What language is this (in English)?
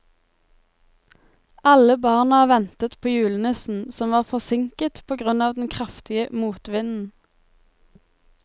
Norwegian